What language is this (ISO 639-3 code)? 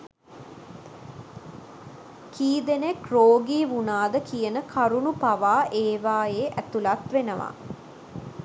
sin